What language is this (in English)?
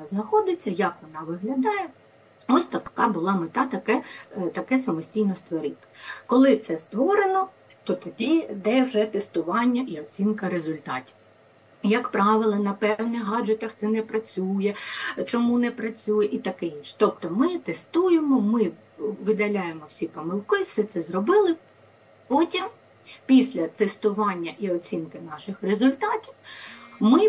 Ukrainian